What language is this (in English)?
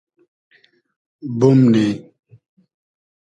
Hazaragi